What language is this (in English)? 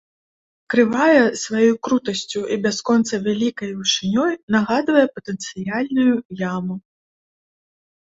Belarusian